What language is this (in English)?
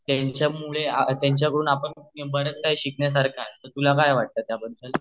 Marathi